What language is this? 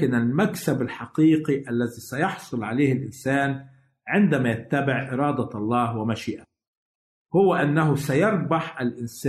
Arabic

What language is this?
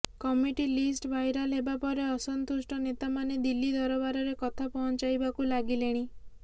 Odia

